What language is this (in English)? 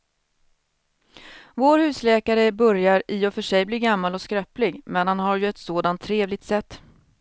Swedish